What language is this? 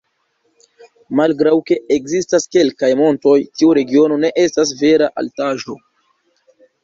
Esperanto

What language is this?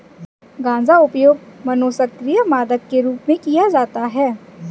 Hindi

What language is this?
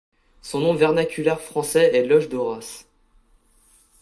French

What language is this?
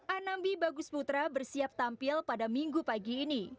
Indonesian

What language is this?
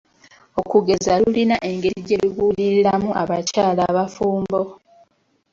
Ganda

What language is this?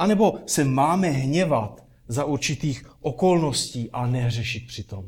Czech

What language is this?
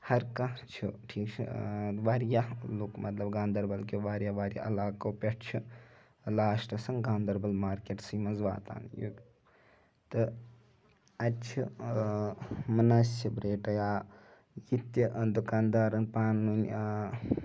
Kashmiri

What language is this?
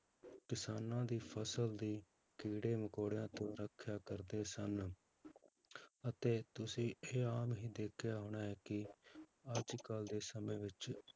Punjabi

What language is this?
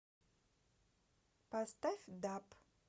Russian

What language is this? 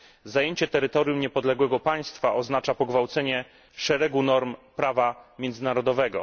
Polish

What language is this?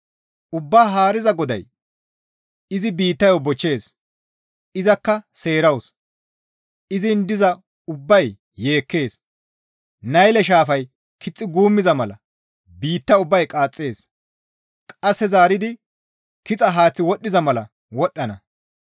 Gamo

